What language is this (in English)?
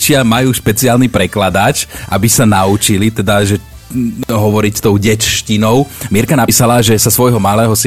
Slovak